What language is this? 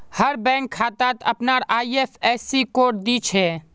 Magahi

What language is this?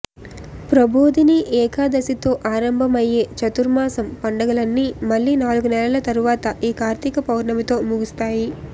Telugu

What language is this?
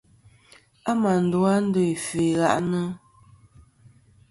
Kom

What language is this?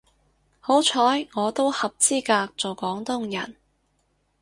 Cantonese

